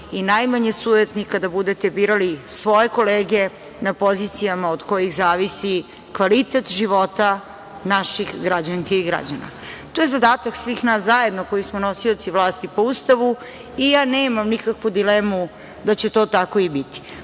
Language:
Serbian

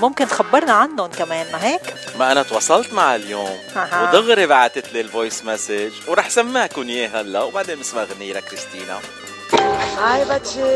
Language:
Arabic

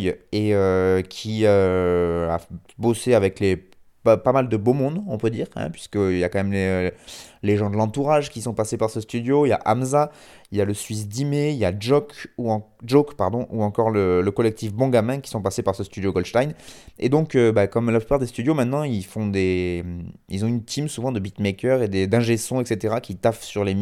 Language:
French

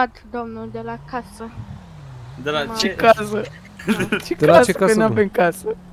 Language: Romanian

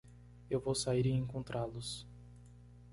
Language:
Portuguese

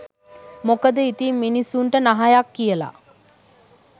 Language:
Sinhala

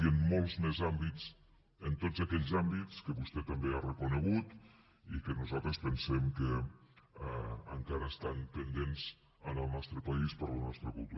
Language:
Catalan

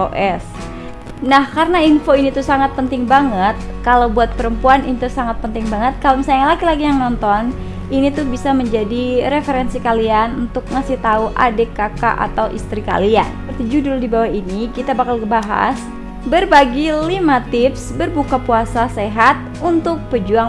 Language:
Indonesian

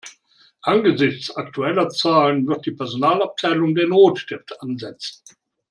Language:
German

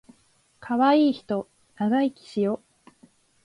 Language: Japanese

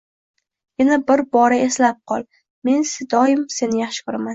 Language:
Uzbek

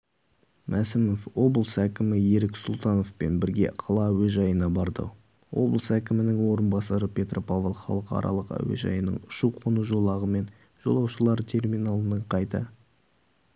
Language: Kazakh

